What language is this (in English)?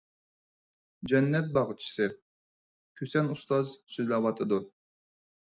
Uyghur